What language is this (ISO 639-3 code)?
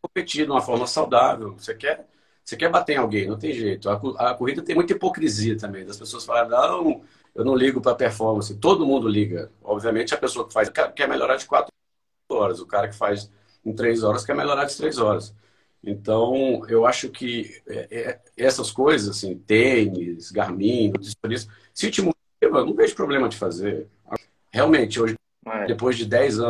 por